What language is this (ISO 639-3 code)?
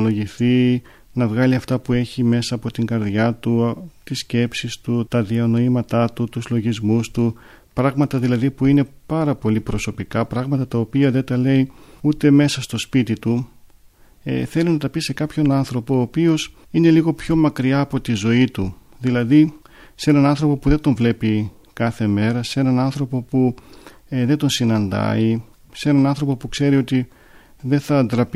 ell